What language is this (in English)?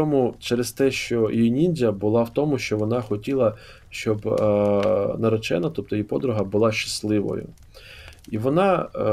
Ukrainian